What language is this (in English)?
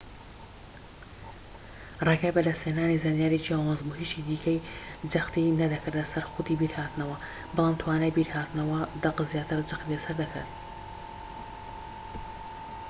Central Kurdish